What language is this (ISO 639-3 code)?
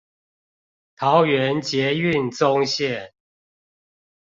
zho